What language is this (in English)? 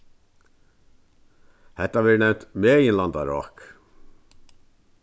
Faroese